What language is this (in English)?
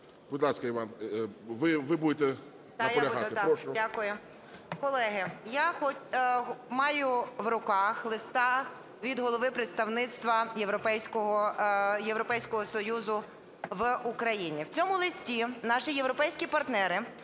Ukrainian